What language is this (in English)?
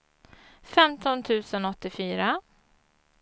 Swedish